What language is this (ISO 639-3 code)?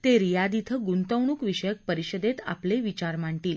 mar